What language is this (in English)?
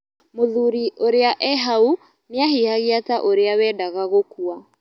Kikuyu